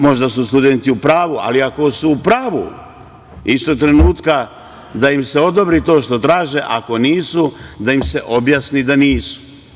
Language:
Serbian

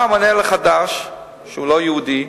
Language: Hebrew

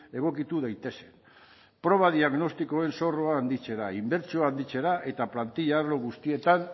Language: Basque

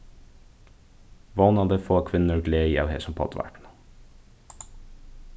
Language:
Faroese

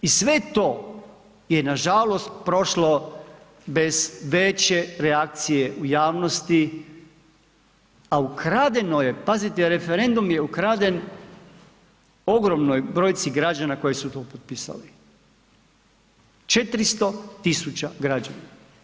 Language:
Croatian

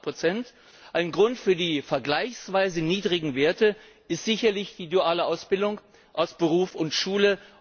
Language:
German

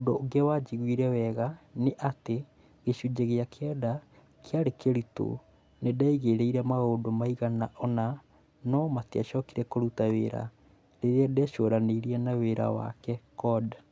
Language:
Kikuyu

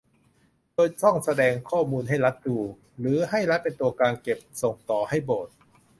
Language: Thai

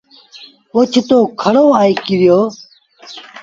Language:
Sindhi Bhil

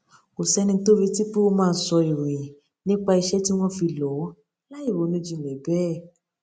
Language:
Yoruba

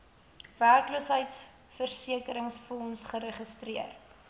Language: Afrikaans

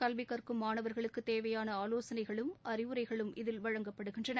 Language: Tamil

